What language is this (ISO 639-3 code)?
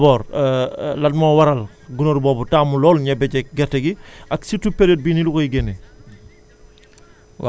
wol